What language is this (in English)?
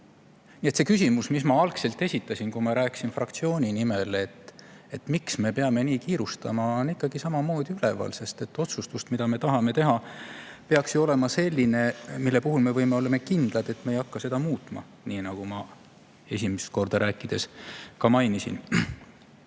Estonian